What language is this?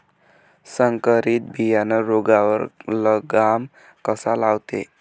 Marathi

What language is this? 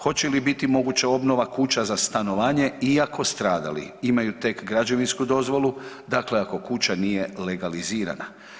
Croatian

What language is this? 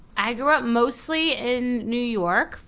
English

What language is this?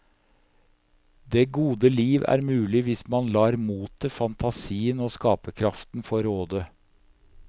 Norwegian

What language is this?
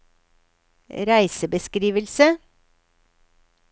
Norwegian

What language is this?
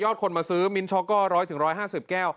Thai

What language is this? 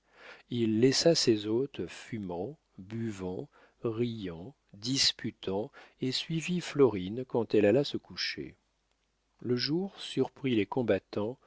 French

